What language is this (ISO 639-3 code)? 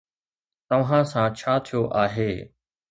snd